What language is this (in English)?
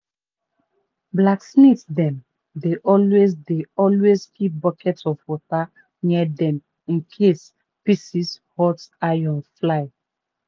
Nigerian Pidgin